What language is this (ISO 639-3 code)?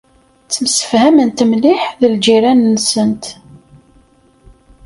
kab